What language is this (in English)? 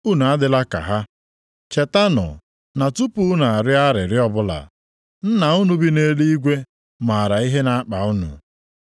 Igbo